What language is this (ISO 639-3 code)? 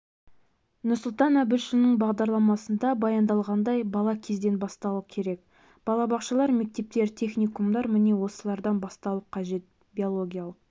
kaz